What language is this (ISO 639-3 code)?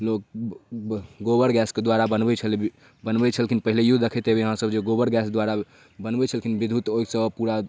mai